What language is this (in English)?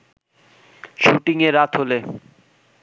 Bangla